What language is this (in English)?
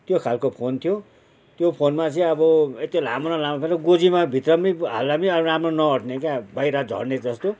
Nepali